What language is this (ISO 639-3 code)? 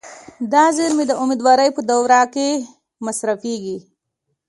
pus